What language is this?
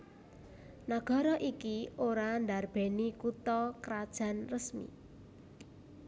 Javanese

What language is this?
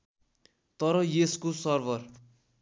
Nepali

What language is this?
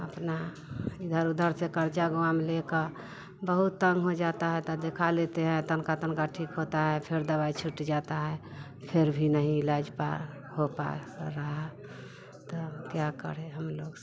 Hindi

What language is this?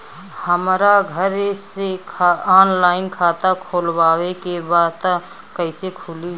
Bhojpuri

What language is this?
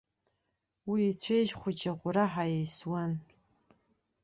Abkhazian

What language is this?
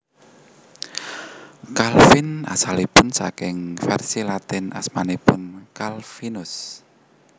Javanese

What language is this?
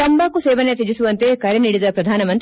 Kannada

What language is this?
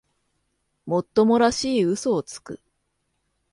Japanese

